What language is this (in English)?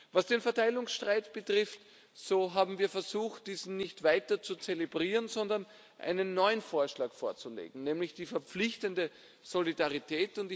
German